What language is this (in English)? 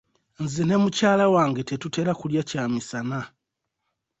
Ganda